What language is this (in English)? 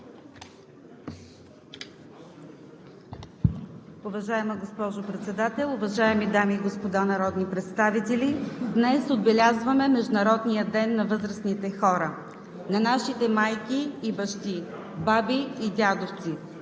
Bulgarian